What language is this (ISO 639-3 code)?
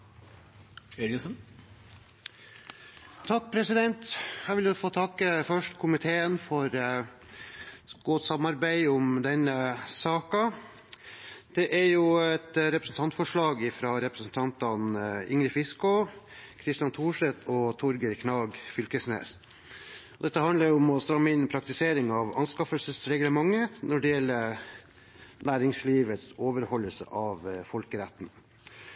nob